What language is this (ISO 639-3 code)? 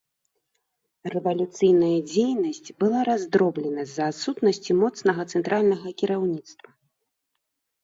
bel